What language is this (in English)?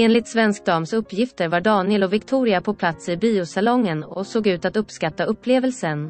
Swedish